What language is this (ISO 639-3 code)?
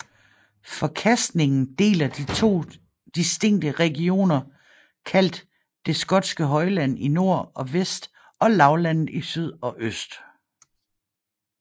dan